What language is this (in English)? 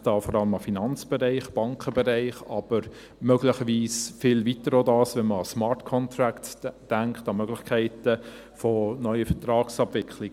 Swiss German